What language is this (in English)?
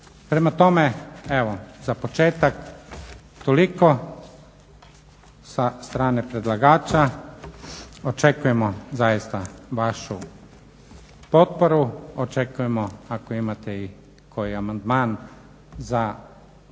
Croatian